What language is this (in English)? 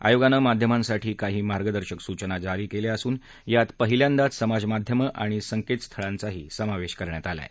Marathi